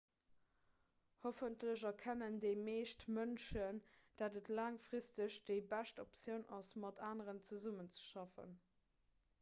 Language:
Luxembourgish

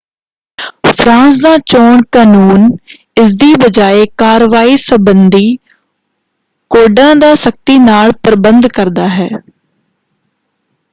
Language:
Punjabi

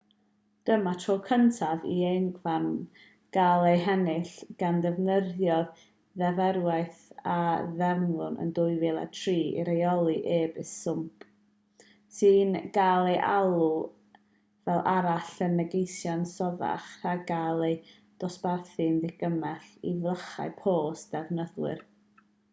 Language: Welsh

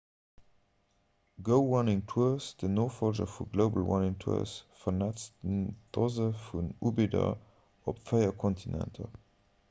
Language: Luxembourgish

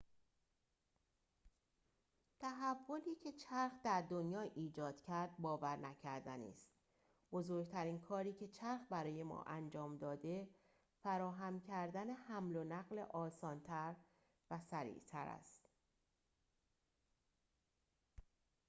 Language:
Persian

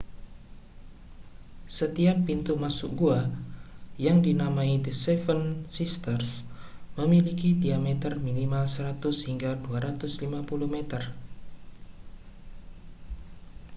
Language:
Indonesian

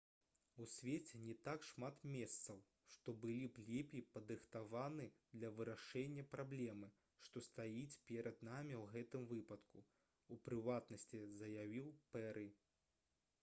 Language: Belarusian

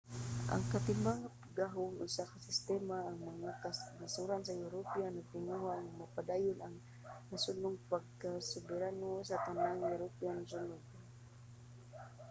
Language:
Cebuano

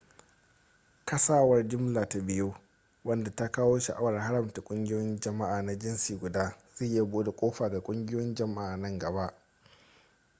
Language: Hausa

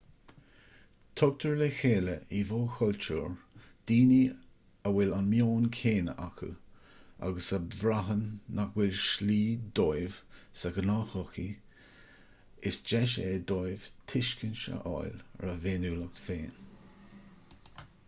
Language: Irish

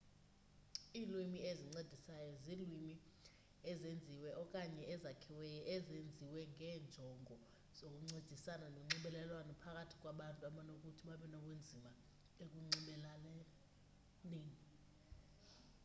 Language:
Xhosa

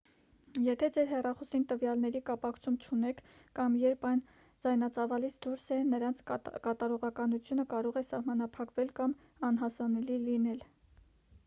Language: Armenian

